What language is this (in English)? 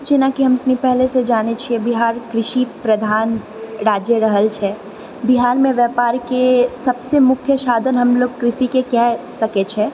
Maithili